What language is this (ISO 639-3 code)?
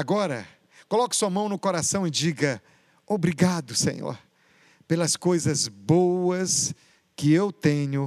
por